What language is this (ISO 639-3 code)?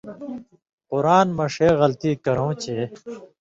mvy